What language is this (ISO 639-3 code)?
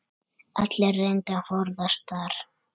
isl